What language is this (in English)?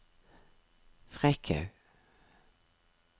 Norwegian